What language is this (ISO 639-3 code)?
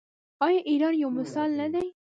pus